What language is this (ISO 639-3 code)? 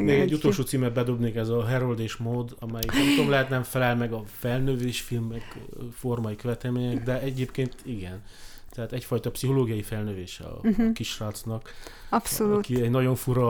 hun